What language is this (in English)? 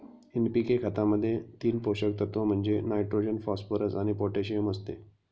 Marathi